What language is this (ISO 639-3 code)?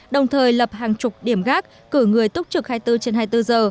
vie